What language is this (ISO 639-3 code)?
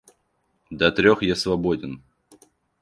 rus